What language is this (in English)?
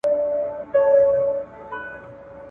Pashto